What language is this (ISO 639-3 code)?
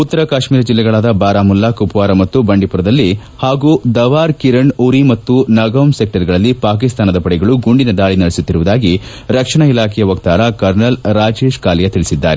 kan